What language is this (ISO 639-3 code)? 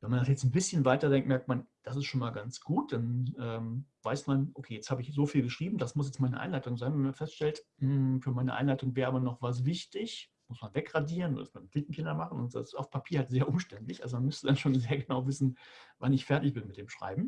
deu